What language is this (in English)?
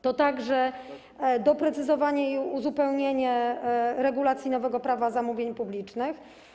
Polish